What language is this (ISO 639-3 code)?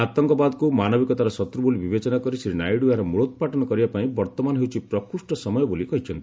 ori